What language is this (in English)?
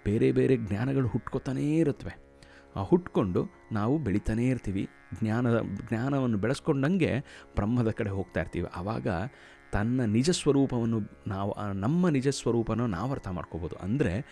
Kannada